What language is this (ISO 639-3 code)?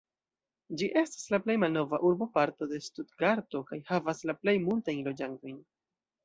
epo